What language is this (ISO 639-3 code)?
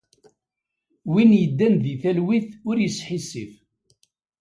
kab